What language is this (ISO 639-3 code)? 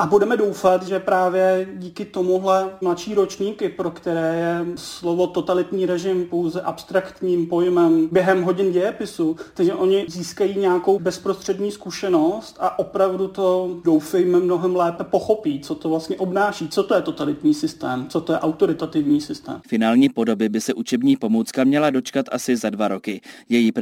ces